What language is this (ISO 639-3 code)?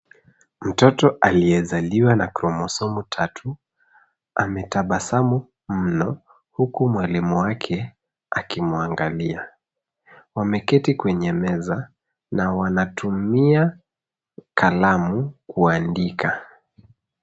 swa